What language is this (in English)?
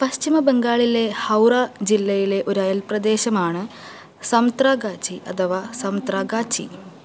Malayalam